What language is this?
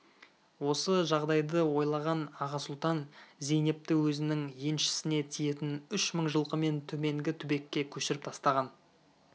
Kazakh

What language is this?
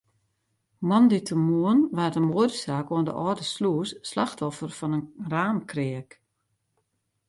Western Frisian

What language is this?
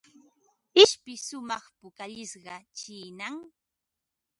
Ambo-Pasco Quechua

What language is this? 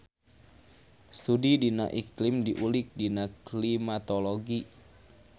Sundanese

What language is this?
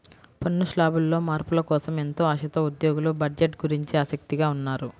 Telugu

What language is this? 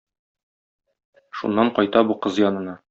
Tatar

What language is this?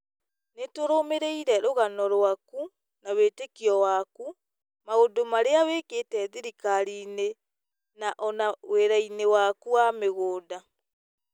Kikuyu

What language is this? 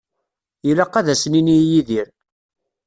Kabyle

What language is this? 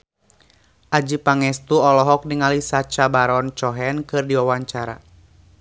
Sundanese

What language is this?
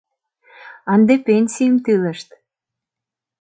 Mari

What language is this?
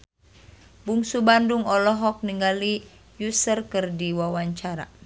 Sundanese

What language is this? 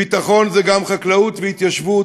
Hebrew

